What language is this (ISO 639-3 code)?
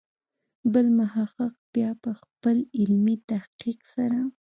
pus